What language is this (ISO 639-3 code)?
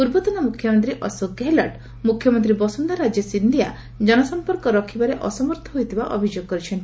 ori